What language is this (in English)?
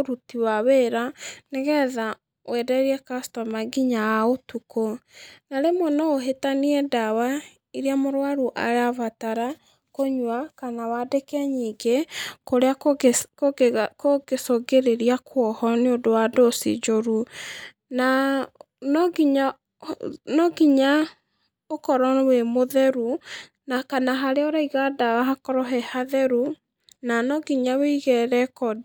Kikuyu